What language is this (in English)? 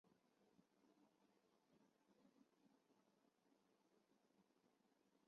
Chinese